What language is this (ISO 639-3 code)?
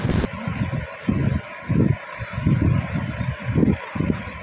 ben